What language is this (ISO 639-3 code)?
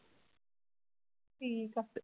pan